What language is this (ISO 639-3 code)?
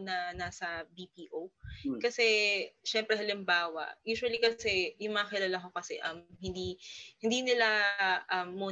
fil